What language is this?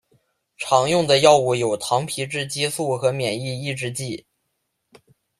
Chinese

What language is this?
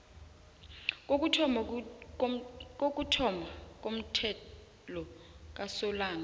South Ndebele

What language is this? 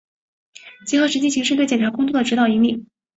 Chinese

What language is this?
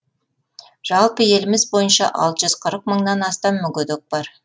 Kazakh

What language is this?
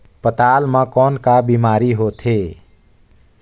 Chhattisgarhi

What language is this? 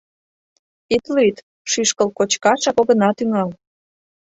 Mari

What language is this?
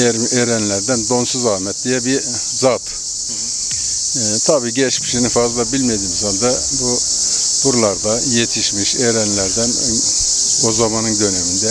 Turkish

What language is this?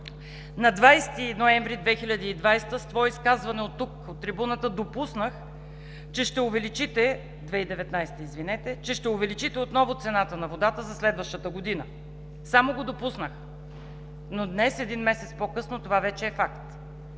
Bulgarian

